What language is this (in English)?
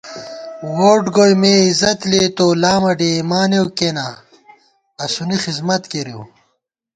Gawar-Bati